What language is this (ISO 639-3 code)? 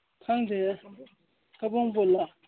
mni